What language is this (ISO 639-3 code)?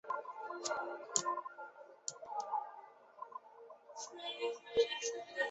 zho